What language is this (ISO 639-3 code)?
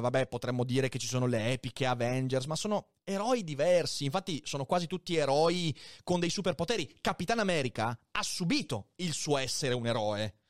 ita